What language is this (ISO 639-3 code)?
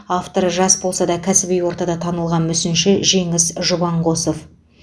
kaz